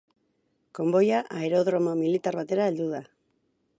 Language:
Basque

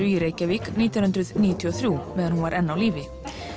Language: Icelandic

